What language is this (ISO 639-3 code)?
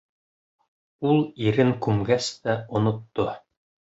bak